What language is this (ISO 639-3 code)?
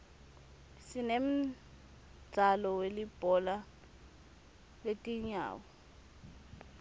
ssw